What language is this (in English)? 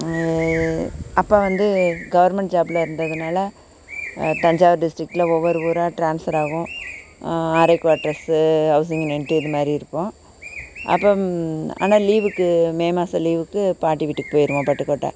Tamil